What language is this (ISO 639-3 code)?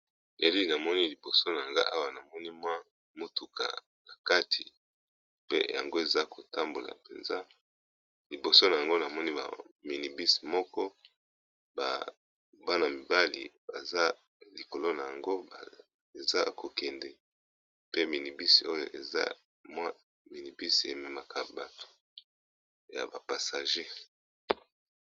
lin